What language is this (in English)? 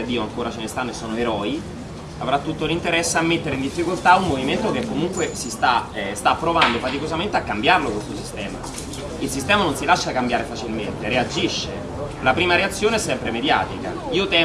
Italian